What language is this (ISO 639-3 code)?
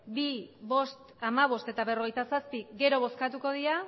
eus